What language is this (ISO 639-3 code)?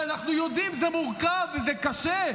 heb